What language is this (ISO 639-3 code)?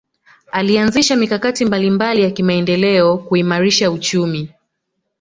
swa